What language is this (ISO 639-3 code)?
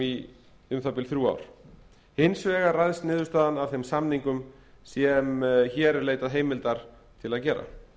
isl